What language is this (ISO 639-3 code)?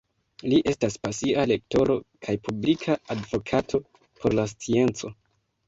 epo